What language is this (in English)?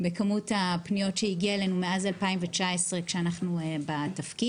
Hebrew